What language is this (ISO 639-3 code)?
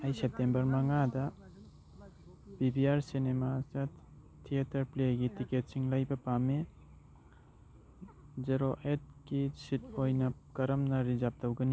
mni